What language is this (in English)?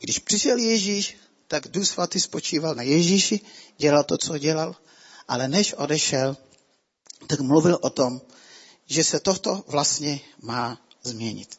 Czech